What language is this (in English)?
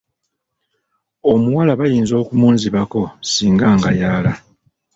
Ganda